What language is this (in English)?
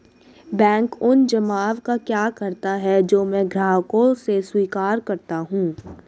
Hindi